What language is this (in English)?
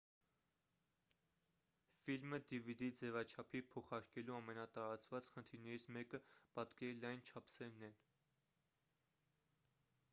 Armenian